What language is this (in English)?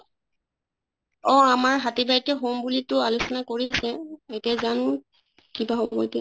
Assamese